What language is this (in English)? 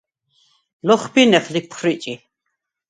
Svan